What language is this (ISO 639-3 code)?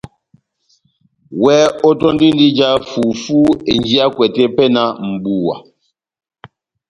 bnm